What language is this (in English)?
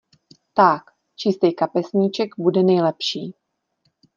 Czech